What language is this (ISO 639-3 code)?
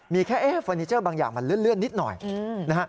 tha